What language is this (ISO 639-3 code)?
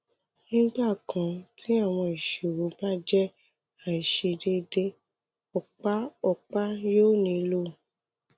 yor